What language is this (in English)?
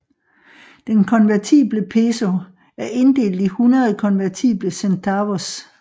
Danish